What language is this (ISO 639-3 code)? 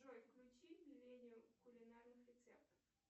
rus